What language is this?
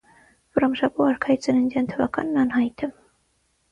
Armenian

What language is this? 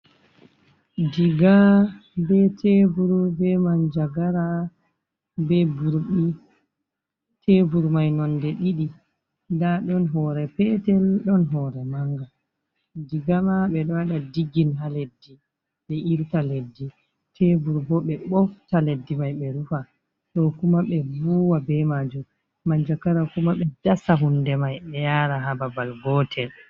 Fula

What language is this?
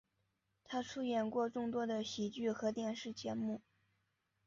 Chinese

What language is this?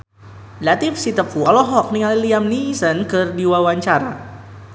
Sundanese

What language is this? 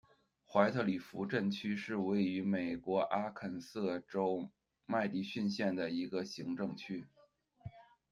Chinese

